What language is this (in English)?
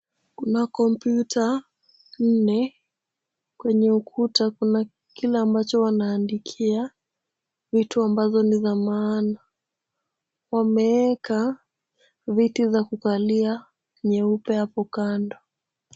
Swahili